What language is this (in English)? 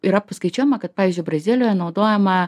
Lithuanian